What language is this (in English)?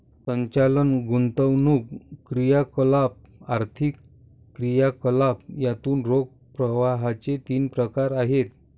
Marathi